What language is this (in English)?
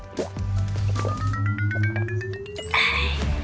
Thai